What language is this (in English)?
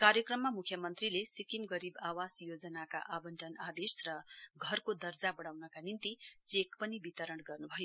Nepali